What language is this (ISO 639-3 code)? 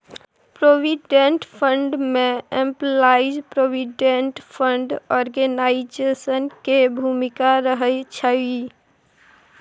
mai